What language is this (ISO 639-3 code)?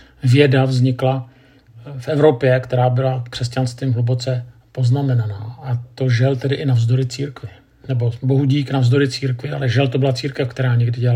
ces